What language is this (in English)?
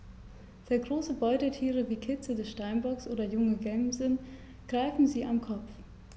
German